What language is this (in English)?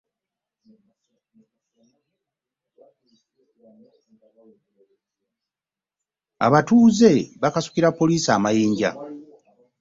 Ganda